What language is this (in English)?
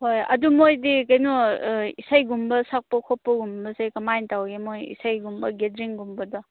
Manipuri